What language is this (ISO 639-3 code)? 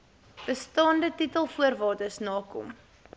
afr